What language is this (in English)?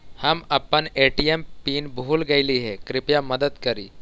Magahi